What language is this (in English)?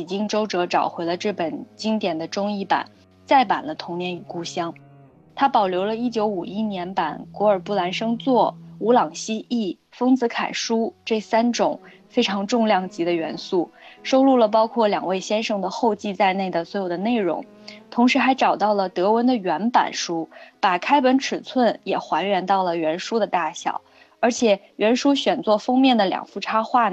Chinese